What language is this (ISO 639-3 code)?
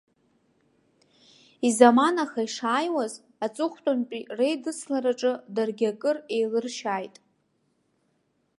abk